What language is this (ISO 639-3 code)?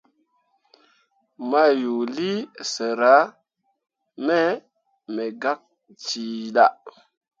mua